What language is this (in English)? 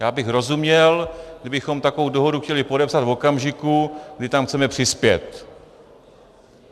Czech